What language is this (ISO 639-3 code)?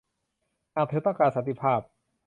tha